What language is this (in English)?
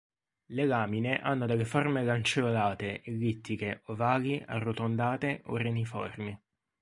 Italian